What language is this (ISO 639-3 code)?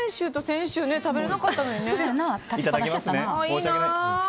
jpn